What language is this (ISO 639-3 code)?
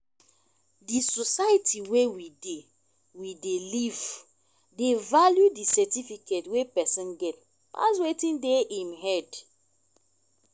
pcm